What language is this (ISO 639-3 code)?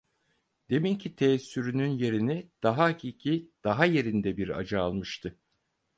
tur